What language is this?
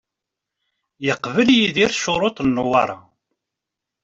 Kabyle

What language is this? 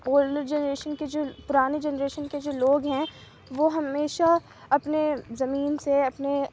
Urdu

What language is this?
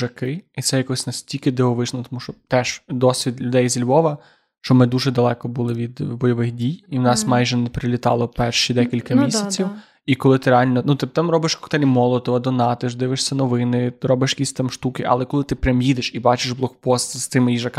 Ukrainian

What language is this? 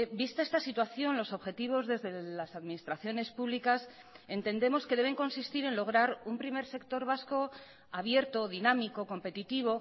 Spanish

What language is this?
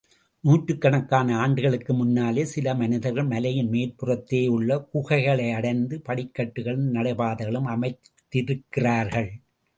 Tamil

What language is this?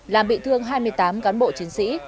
Vietnamese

